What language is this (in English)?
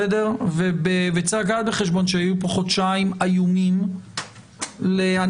Hebrew